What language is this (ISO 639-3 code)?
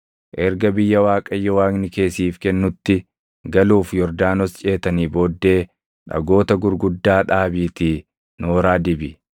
orm